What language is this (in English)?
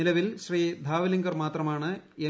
Malayalam